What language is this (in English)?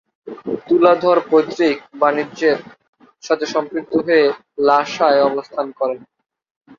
Bangla